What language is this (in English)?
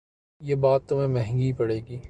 Urdu